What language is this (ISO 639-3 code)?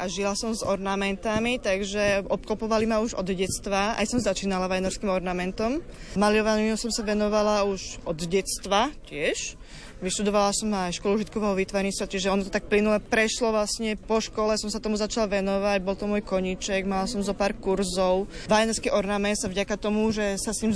slk